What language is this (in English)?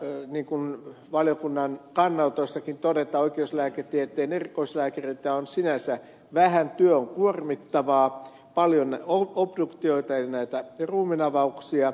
Finnish